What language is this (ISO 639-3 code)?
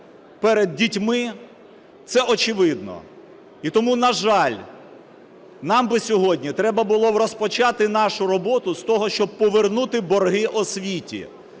ukr